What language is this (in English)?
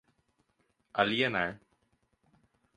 Portuguese